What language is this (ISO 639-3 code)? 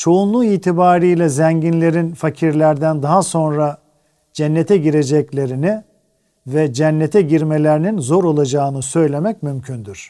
tur